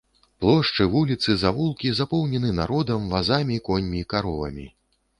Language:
Belarusian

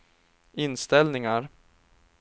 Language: Swedish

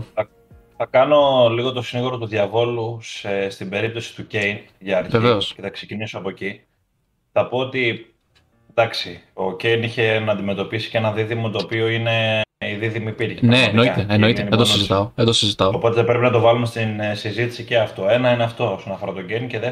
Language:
Greek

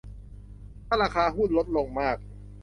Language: Thai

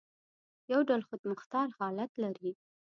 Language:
Pashto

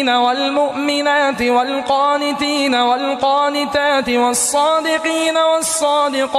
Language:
Arabic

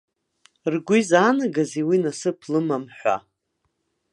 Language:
Abkhazian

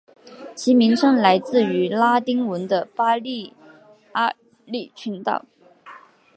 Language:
Chinese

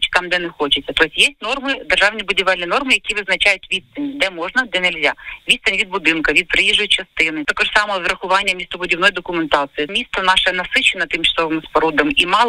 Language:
Ukrainian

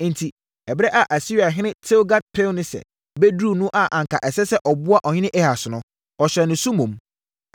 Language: Akan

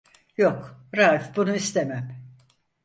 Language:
Turkish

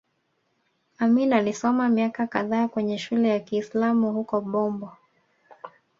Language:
Swahili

